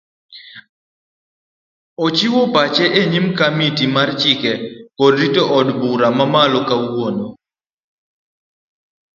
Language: Luo (Kenya and Tanzania)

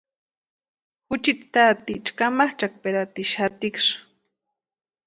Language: Western Highland Purepecha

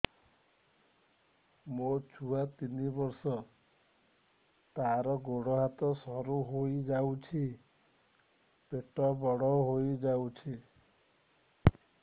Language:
Odia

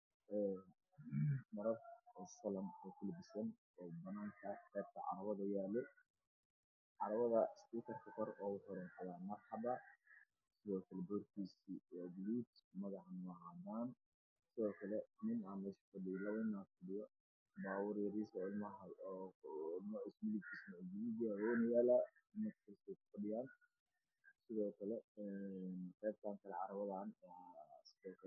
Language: Somali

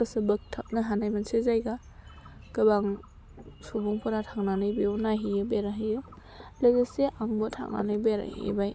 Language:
Bodo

